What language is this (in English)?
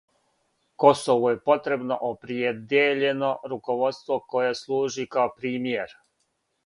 Serbian